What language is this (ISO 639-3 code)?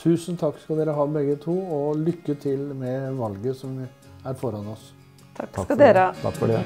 nor